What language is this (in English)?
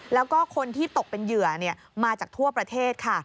Thai